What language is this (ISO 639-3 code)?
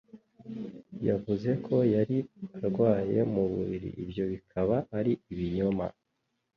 kin